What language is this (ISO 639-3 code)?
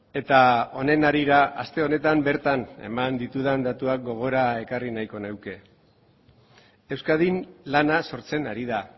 eus